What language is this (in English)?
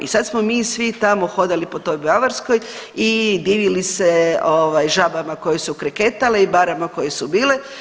Croatian